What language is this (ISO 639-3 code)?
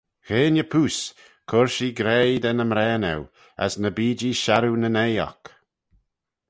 glv